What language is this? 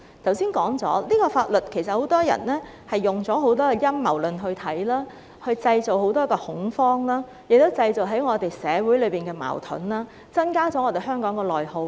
Cantonese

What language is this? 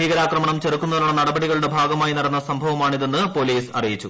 Malayalam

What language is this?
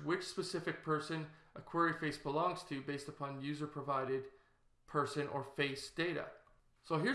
English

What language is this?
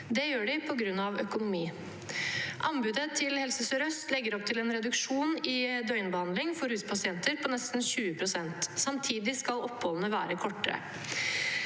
Norwegian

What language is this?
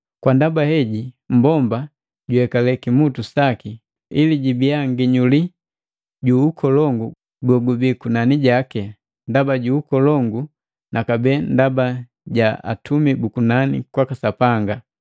Matengo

